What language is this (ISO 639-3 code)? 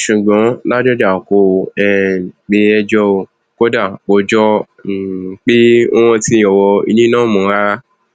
yor